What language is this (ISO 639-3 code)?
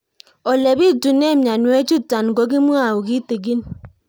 kln